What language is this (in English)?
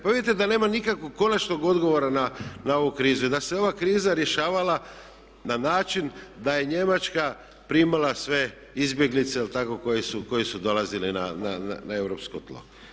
Croatian